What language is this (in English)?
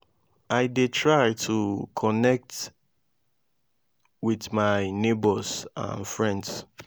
Nigerian Pidgin